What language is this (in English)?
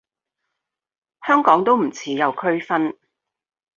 Cantonese